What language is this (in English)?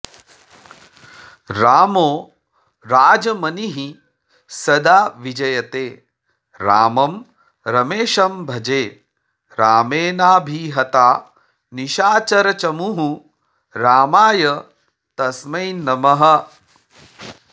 Sanskrit